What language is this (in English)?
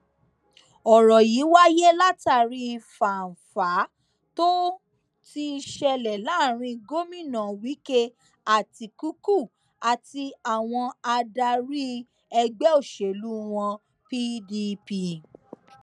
Yoruba